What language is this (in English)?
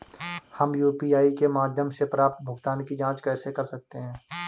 Hindi